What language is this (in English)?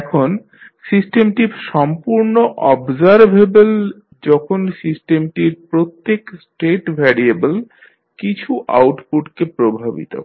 Bangla